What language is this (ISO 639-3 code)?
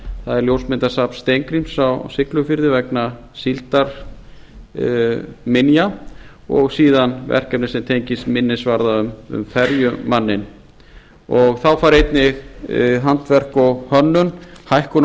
isl